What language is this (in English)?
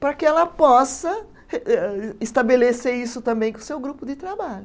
Portuguese